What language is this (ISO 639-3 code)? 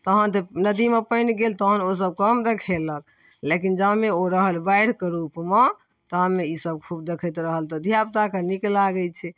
mai